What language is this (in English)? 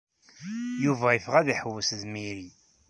Kabyle